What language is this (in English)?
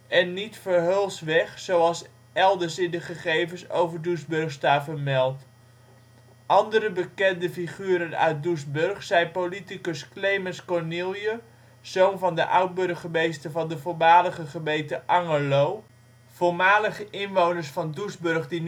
Dutch